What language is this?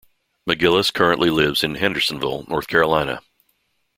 English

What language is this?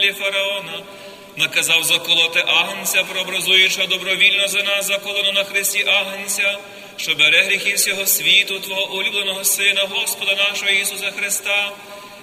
Ukrainian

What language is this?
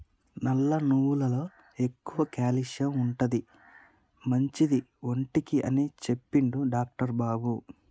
Telugu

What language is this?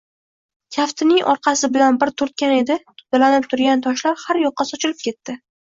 Uzbek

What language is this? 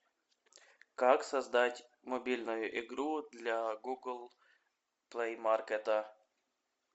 Russian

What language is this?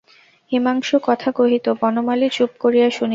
Bangla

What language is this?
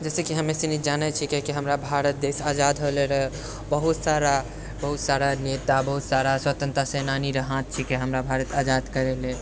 Maithili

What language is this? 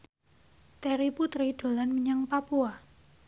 Javanese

